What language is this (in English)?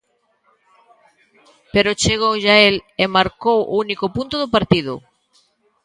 Galician